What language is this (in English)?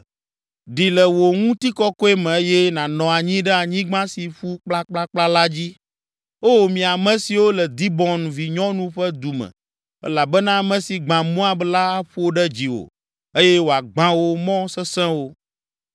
Ewe